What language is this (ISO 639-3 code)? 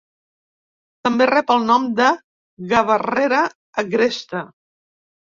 cat